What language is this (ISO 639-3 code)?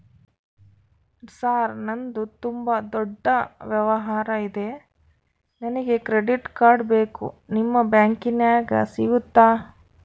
kan